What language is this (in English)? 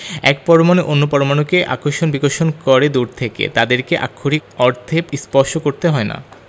Bangla